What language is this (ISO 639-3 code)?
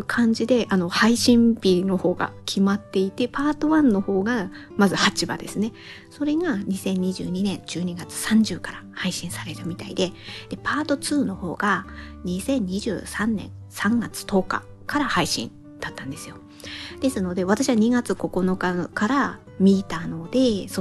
jpn